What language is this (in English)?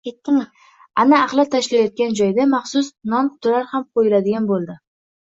Uzbek